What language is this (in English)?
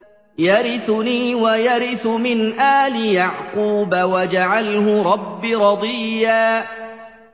Arabic